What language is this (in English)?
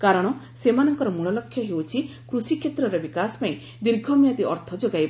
Odia